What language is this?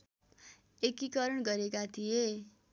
Nepali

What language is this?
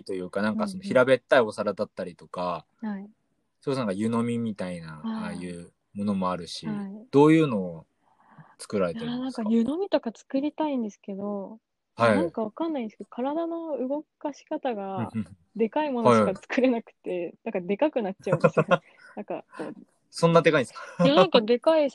Japanese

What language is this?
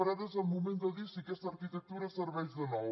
Catalan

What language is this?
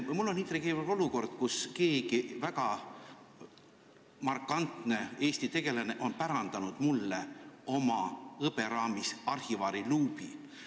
Estonian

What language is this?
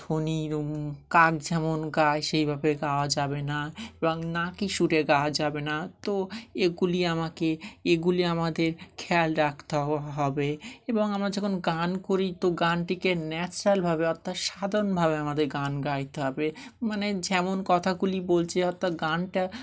Bangla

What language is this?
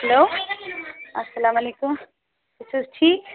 Kashmiri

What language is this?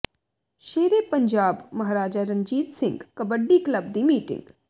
Punjabi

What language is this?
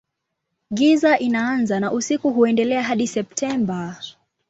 Swahili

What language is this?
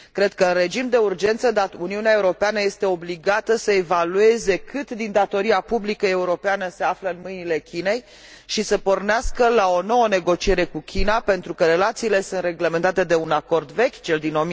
Romanian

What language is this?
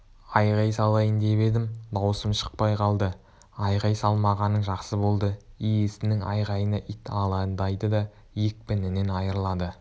Kazakh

